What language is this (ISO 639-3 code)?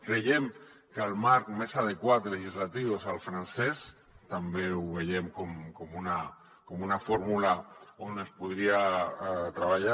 cat